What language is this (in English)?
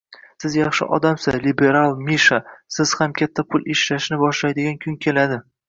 Uzbek